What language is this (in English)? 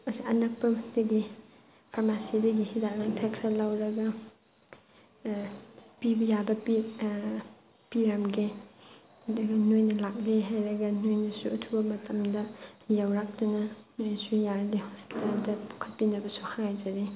Manipuri